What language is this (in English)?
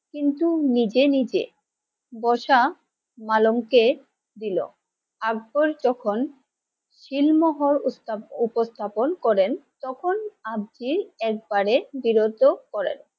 Bangla